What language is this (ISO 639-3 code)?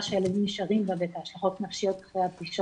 heb